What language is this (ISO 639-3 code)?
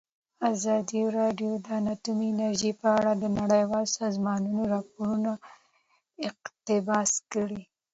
pus